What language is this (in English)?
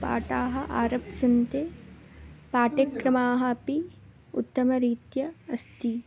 Sanskrit